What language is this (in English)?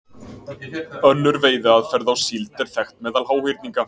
Icelandic